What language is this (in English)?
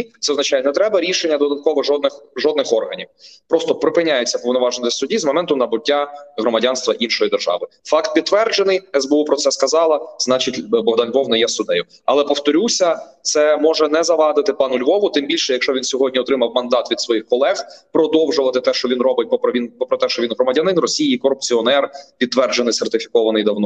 Ukrainian